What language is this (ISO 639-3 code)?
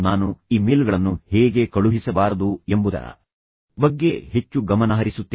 kan